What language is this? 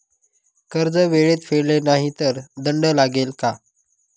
Marathi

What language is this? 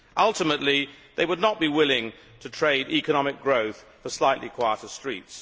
English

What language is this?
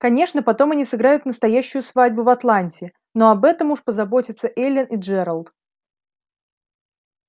Russian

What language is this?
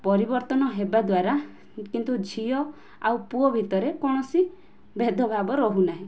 Odia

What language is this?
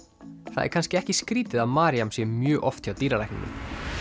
Icelandic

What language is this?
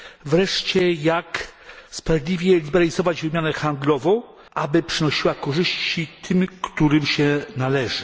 Polish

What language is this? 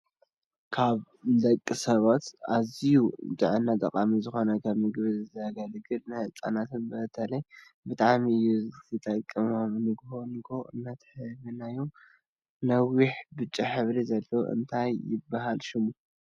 Tigrinya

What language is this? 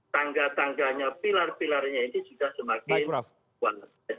Indonesian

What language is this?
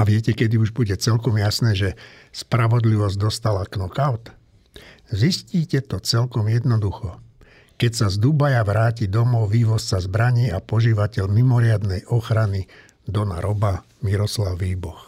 Slovak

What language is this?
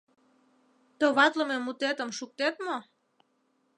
Mari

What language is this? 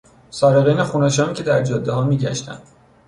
Persian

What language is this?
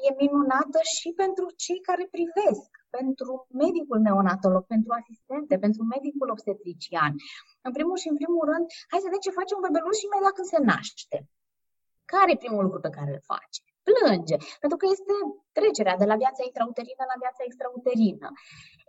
Romanian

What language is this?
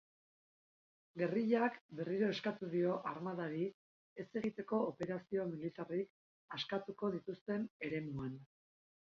Basque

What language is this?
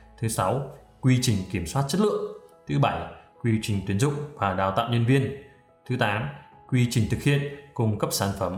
Vietnamese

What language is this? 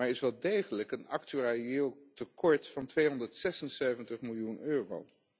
Dutch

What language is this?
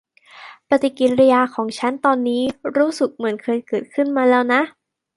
Thai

